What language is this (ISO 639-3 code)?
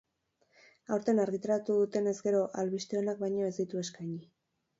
eus